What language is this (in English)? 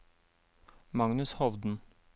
Norwegian